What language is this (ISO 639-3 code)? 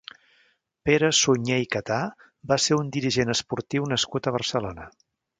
cat